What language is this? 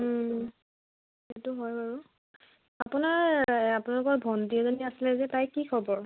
Assamese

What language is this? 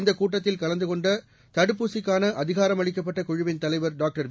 Tamil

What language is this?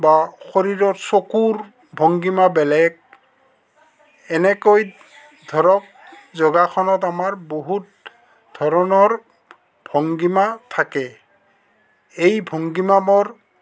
Assamese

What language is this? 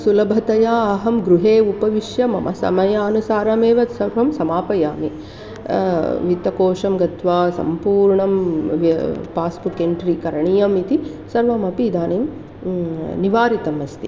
Sanskrit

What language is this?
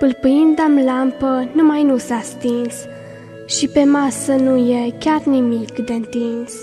Romanian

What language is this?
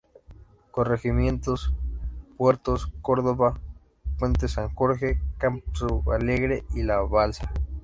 Spanish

